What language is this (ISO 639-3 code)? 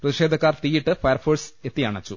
mal